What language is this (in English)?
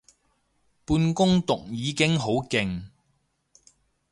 Cantonese